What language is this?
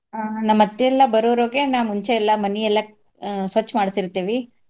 Kannada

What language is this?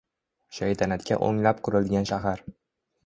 Uzbek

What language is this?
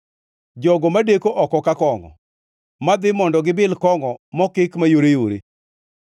Luo (Kenya and Tanzania)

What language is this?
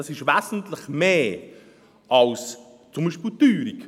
Swiss German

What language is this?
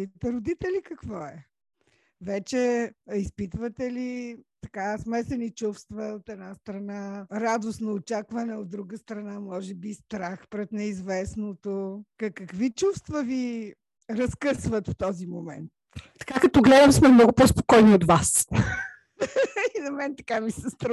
Bulgarian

